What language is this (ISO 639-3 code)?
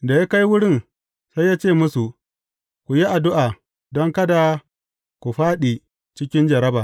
hau